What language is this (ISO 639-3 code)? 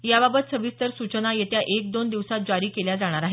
mar